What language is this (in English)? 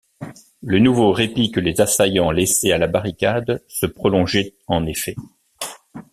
French